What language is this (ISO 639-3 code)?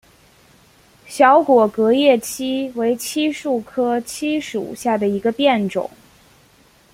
zho